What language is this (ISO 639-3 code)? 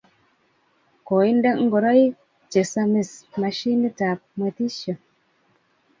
kln